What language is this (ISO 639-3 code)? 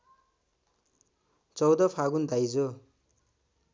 nep